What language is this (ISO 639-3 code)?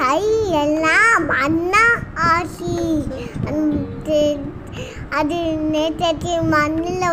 tam